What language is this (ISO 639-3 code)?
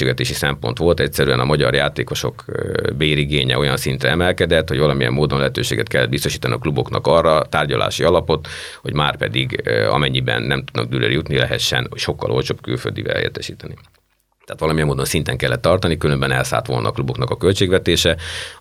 hun